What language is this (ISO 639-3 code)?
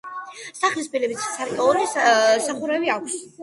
kat